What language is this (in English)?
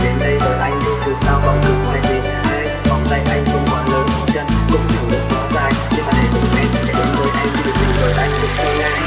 Vietnamese